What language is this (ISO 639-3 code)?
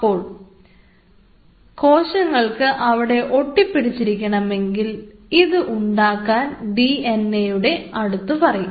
mal